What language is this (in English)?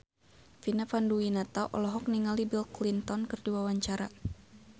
Sundanese